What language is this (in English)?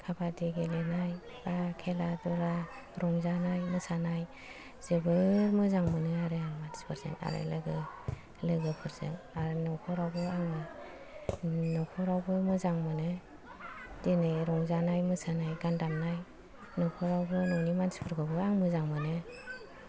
Bodo